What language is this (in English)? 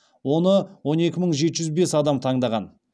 Kazakh